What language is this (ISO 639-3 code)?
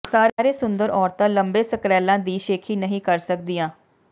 pan